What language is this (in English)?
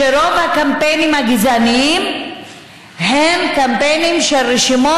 Hebrew